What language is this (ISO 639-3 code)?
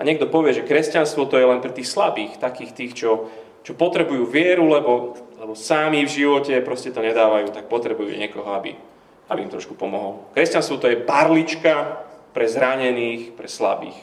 slk